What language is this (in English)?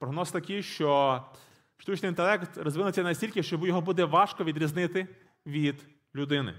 Ukrainian